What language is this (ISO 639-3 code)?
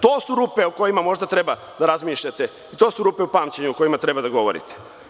srp